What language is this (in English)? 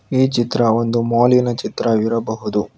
Kannada